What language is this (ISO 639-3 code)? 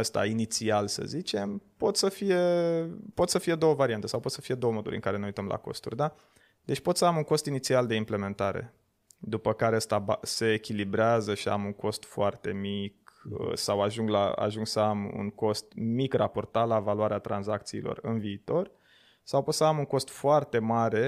ron